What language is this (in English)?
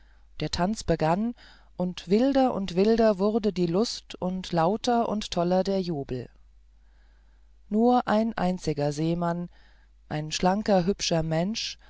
German